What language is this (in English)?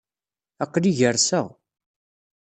Kabyle